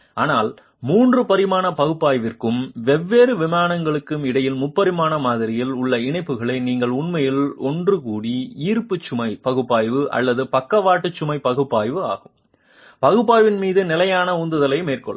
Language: Tamil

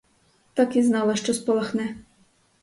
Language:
Ukrainian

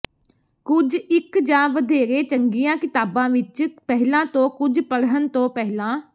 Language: Punjabi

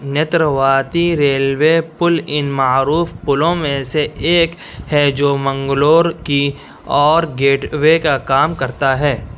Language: Urdu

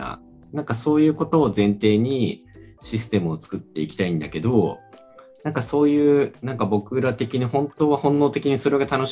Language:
Japanese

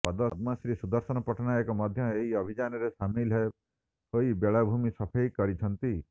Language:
Odia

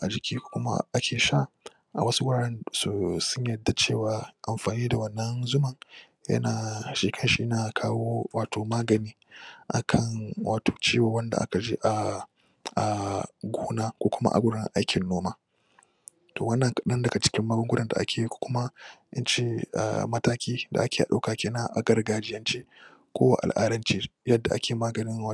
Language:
Hausa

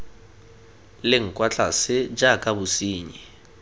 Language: Tswana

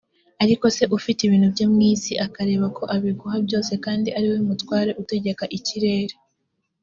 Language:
Kinyarwanda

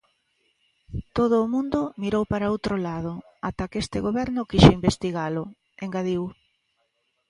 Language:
Galician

